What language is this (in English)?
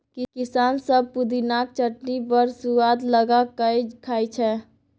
Maithili